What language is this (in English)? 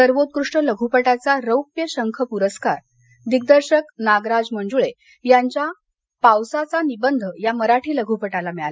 Marathi